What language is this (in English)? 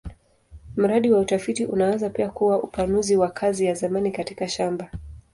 Swahili